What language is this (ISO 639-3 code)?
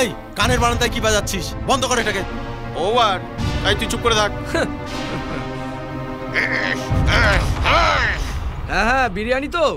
hin